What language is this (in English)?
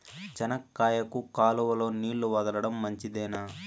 Telugu